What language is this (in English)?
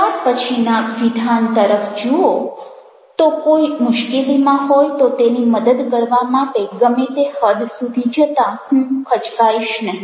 Gujarati